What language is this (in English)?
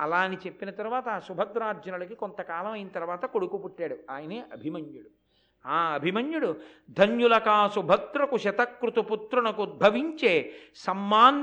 Telugu